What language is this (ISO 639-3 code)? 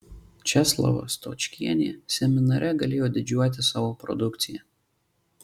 lit